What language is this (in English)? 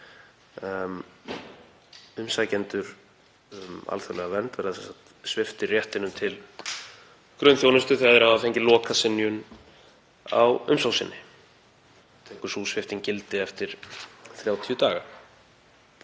Icelandic